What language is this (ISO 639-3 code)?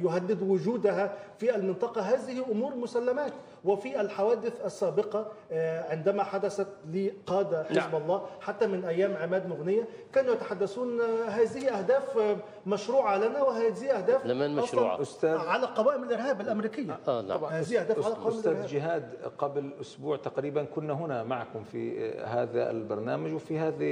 ara